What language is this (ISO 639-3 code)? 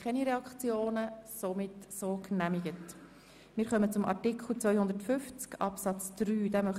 gsw